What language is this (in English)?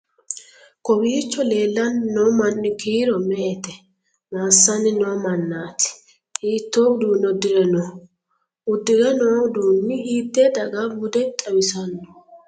Sidamo